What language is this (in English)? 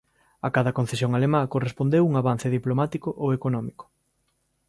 Galician